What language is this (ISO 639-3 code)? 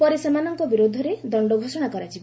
ori